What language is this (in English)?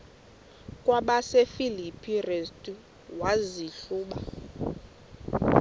Xhosa